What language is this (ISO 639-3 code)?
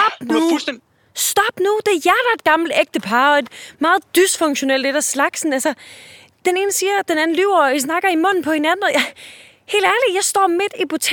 dan